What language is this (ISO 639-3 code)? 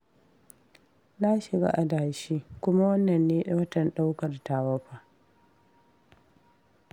hau